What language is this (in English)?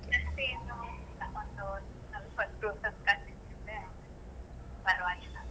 Kannada